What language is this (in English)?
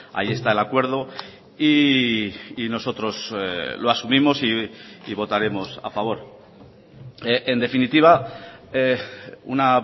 Spanish